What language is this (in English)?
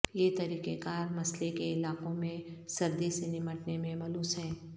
Urdu